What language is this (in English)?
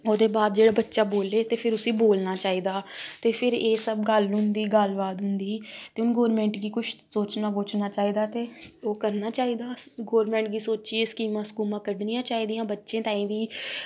Dogri